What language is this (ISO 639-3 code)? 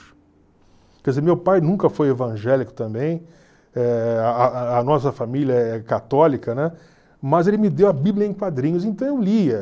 por